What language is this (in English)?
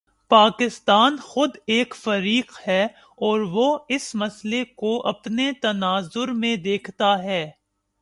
Urdu